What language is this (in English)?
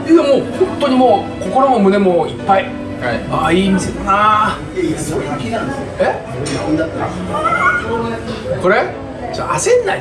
Japanese